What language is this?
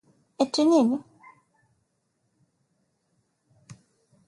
Swahili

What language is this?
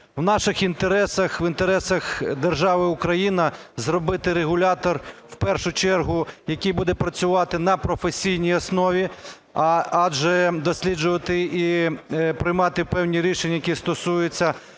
Ukrainian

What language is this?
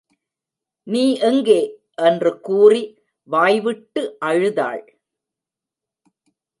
Tamil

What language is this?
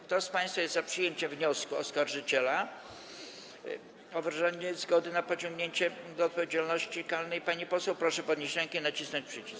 Polish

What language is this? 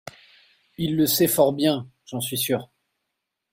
French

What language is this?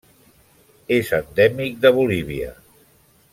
Catalan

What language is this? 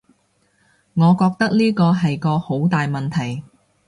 Cantonese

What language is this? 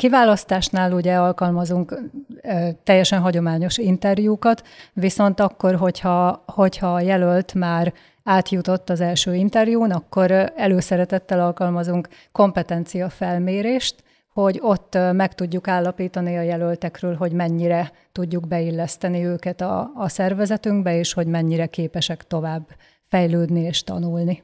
Hungarian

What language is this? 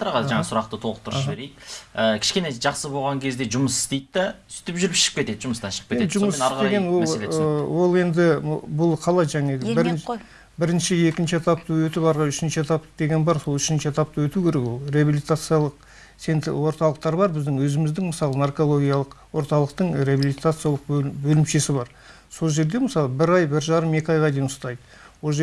Turkish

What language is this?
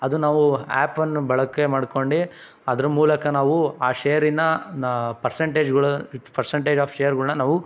Kannada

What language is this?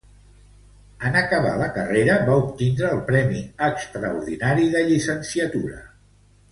Catalan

